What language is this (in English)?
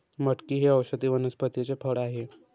Marathi